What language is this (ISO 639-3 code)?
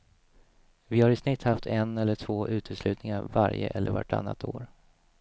swe